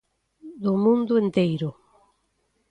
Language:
Galician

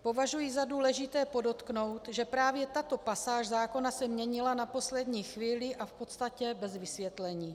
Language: Czech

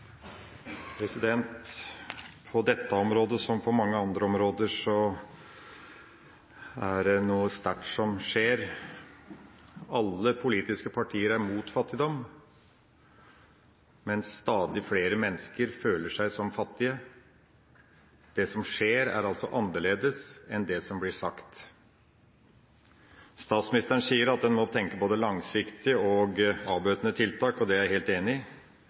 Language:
Norwegian Bokmål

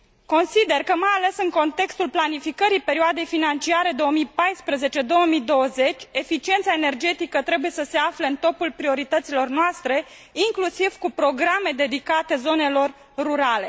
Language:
Romanian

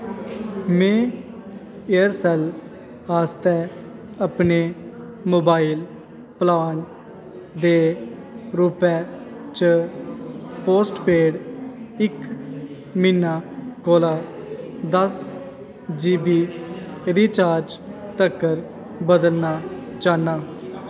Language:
Dogri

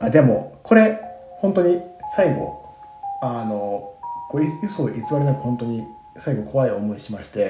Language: Japanese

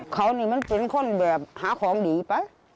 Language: Thai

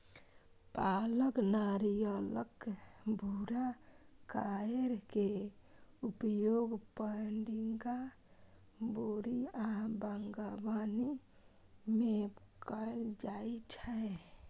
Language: Maithili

